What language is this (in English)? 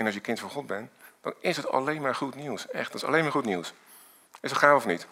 Dutch